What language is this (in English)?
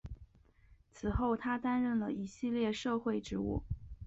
Chinese